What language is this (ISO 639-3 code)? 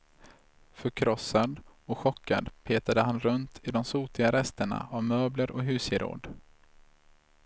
swe